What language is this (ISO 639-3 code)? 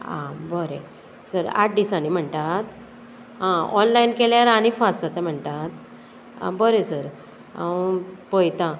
kok